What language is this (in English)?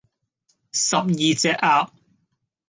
Cantonese